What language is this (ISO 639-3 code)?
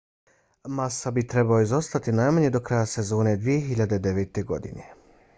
bos